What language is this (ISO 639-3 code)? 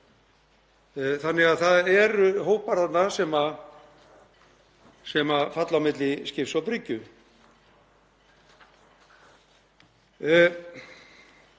isl